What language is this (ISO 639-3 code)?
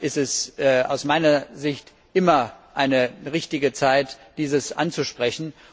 deu